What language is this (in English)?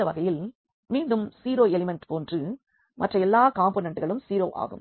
Tamil